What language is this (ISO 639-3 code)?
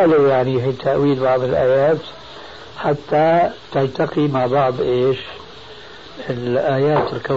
ara